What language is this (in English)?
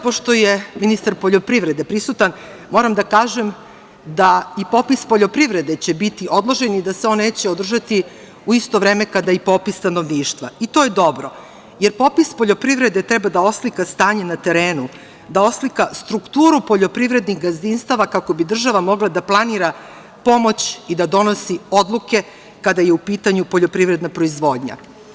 Serbian